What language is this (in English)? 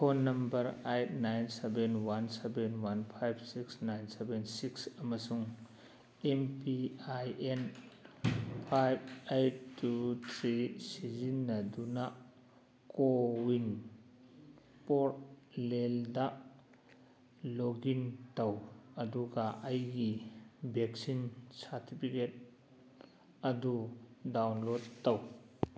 Manipuri